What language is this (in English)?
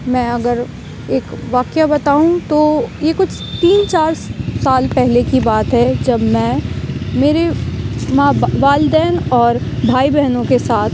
Urdu